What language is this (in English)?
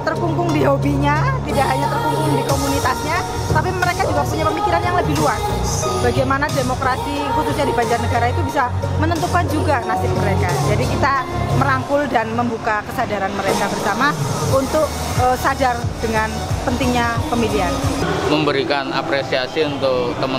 Indonesian